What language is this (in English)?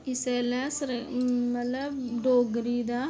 Dogri